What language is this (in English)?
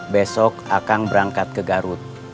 Indonesian